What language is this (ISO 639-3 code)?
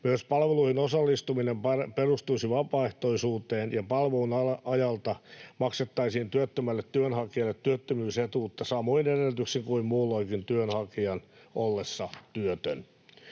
fin